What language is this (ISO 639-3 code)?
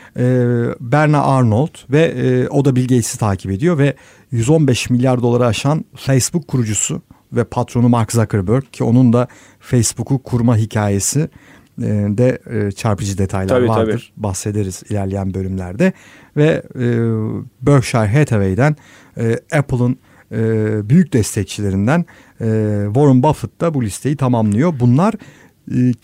tur